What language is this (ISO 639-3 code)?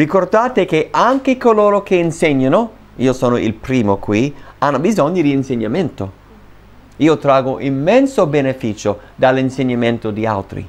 ita